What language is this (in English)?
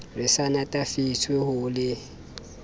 Southern Sotho